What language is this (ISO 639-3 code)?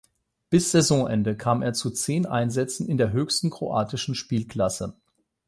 deu